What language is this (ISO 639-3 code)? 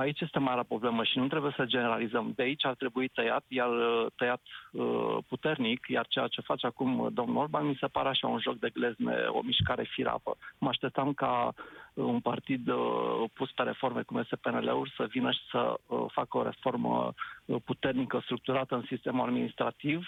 ron